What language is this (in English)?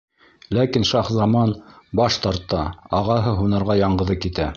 Bashkir